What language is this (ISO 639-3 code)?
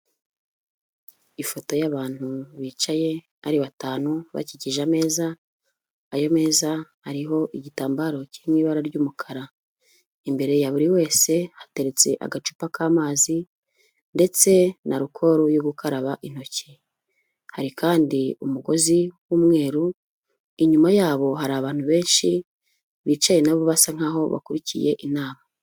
kin